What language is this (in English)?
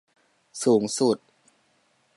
Thai